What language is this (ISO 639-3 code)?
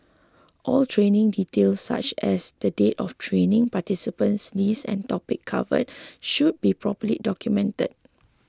eng